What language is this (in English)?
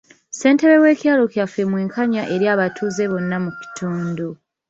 Ganda